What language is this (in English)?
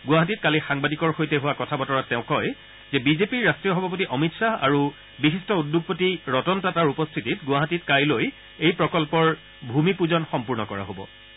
Assamese